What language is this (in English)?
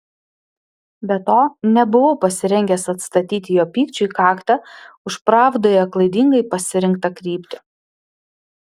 Lithuanian